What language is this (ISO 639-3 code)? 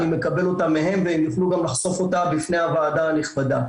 heb